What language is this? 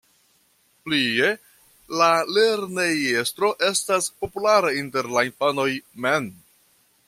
Esperanto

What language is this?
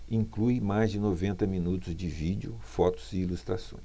Portuguese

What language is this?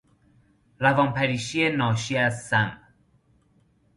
Persian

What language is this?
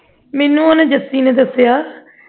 Punjabi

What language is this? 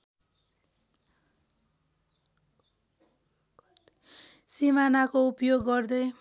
Nepali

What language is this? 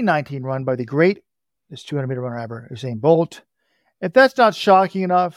English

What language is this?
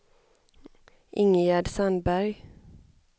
Swedish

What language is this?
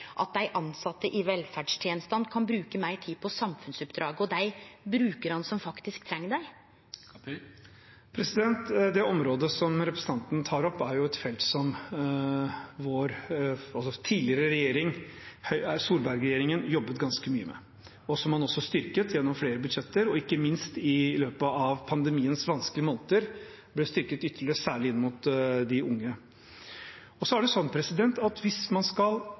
Norwegian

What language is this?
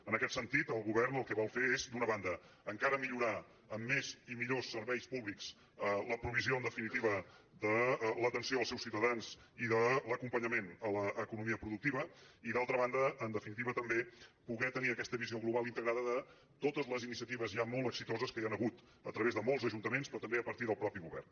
Catalan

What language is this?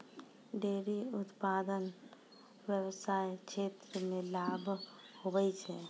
Maithili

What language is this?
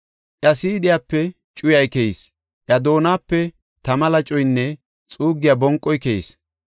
Gofa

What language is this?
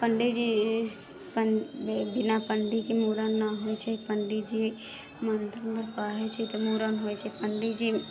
Maithili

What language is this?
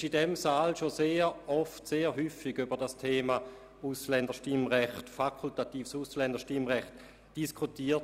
Swiss German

